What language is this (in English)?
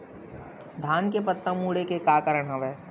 Chhattisgarhi